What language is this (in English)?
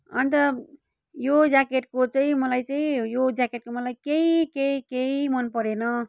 Nepali